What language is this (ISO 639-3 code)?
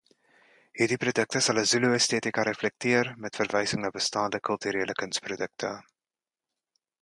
afr